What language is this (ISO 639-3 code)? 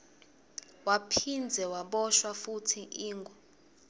ssw